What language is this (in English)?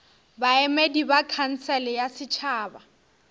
Northern Sotho